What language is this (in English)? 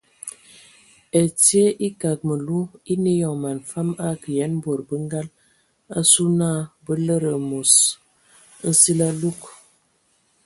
Ewondo